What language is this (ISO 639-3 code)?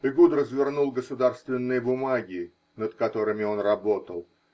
rus